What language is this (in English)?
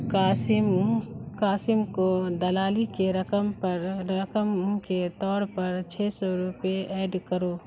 Urdu